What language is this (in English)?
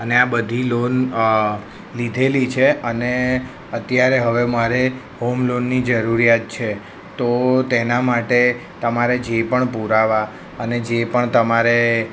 Gujarati